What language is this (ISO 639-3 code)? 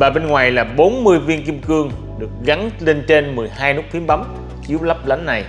vie